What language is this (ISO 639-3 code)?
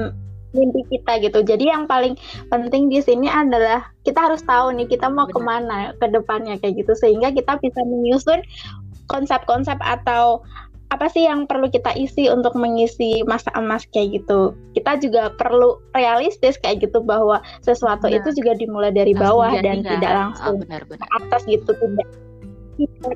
ind